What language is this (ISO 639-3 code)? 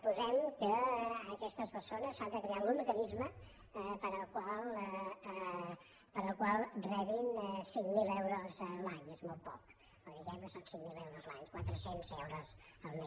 cat